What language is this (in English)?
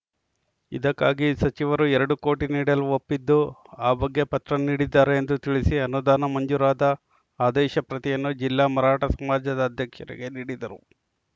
Kannada